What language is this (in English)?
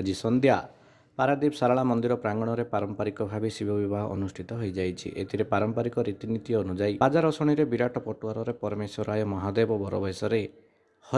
Indonesian